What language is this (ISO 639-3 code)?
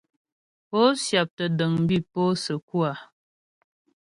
bbj